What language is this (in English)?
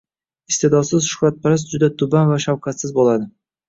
Uzbek